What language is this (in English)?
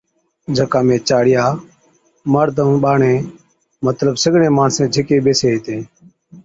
Od